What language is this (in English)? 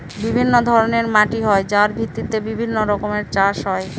Bangla